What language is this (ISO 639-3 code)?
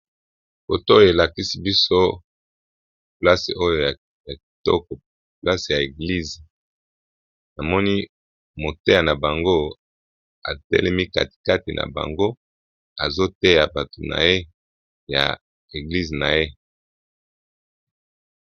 lin